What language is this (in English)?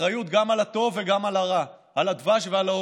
Hebrew